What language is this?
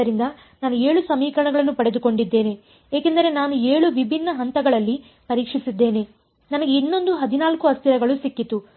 Kannada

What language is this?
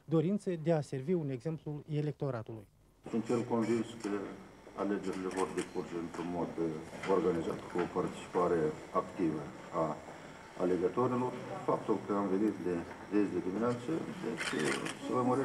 Romanian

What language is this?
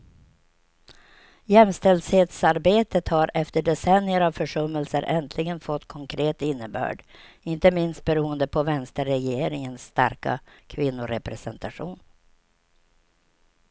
Swedish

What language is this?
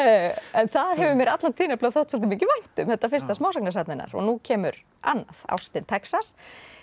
Icelandic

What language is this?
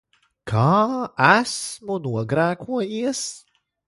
Latvian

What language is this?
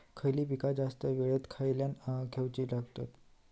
Marathi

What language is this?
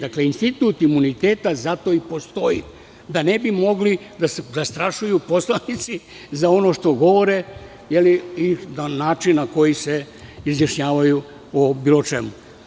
Serbian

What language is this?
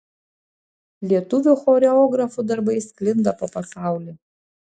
Lithuanian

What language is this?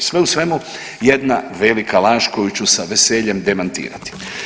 Croatian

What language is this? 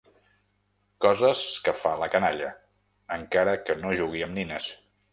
Catalan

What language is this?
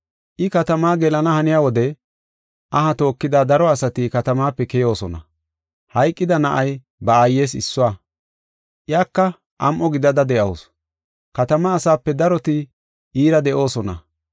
Gofa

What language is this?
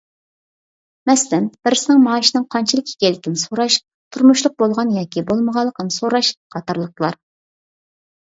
Uyghur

